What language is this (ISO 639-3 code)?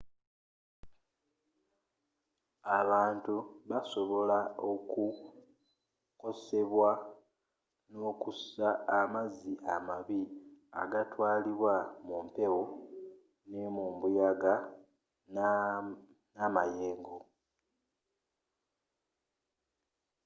lug